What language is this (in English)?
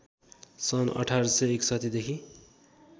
Nepali